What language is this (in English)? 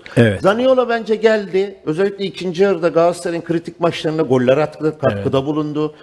Turkish